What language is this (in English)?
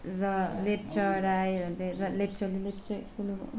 Nepali